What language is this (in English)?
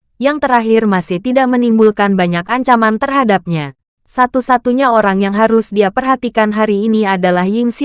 Indonesian